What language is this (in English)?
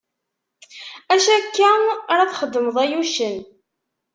Kabyle